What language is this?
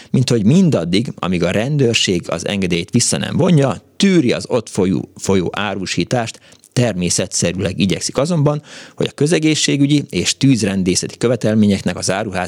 Hungarian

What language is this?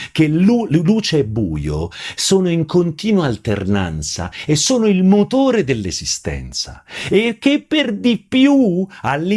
Italian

